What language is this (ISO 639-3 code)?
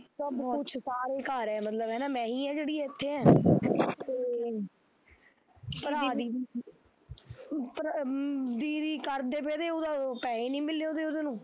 pan